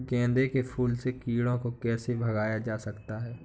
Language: Hindi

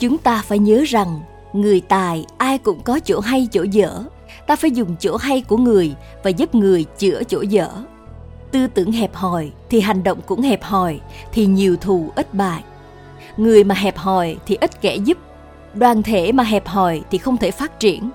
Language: Vietnamese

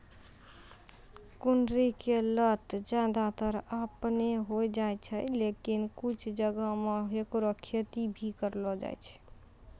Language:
Maithili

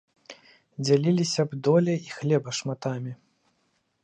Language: Belarusian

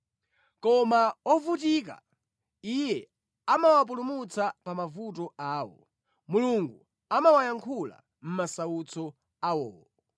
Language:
Nyanja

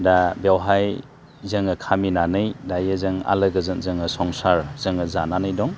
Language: Bodo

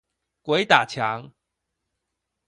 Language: Chinese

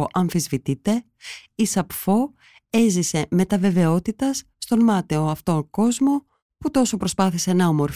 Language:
Greek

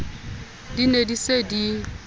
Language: Southern Sotho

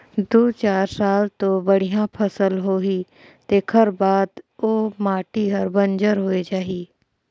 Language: Chhattisgarhi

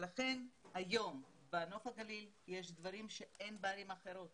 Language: Hebrew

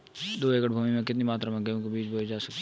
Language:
Hindi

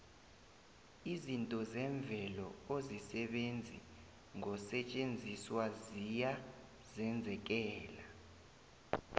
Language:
South Ndebele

